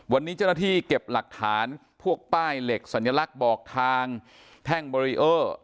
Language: Thai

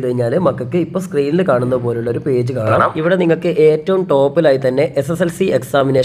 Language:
Malayalam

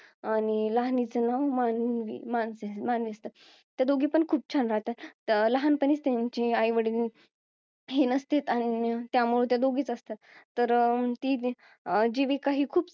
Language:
Marathi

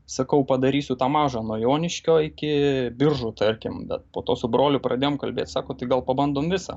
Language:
Lithuanian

